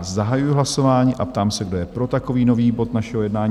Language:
Czech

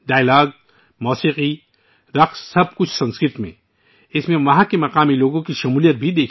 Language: Urdu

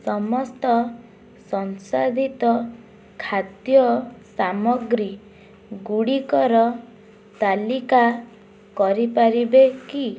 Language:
Odia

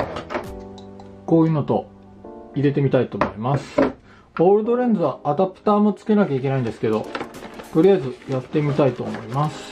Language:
Japanese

